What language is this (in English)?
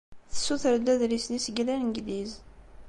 Kabyle